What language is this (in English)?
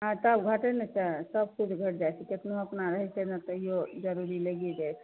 Maithili